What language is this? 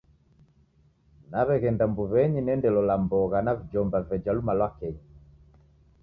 Taita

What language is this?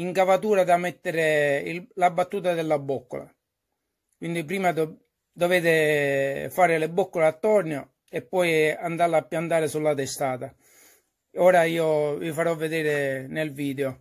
Italian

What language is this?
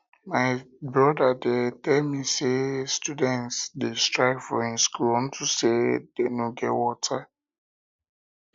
Nigerian Pidgin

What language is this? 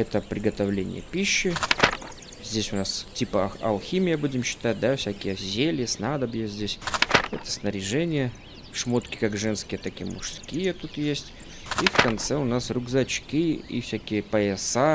Russian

